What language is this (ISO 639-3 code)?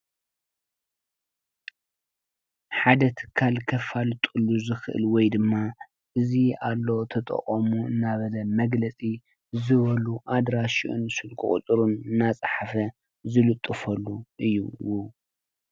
tir